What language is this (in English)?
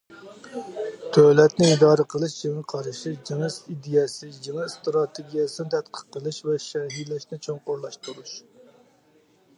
Uyghur